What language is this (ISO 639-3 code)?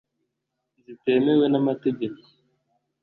kin